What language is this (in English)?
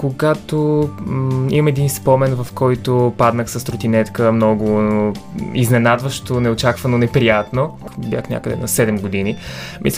Bulgarian